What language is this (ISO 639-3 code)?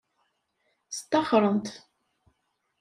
kab